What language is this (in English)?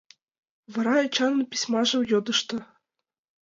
Mari